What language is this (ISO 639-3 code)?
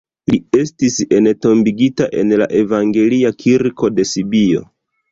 epo